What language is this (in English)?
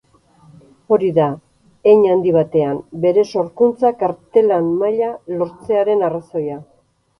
Basque